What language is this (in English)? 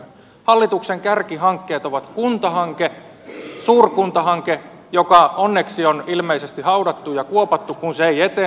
Finnish